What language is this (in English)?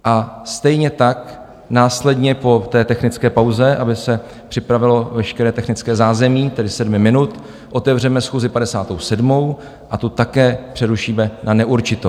Czech